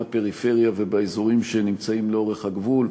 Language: Hebrew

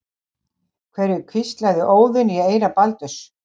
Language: Icelandic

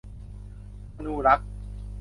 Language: Thai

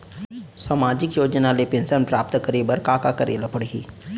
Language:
Chhattisgarhi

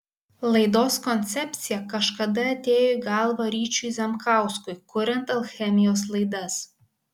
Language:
Lithuanian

